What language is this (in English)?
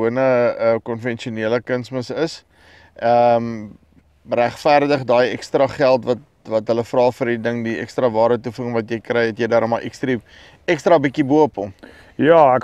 Dutch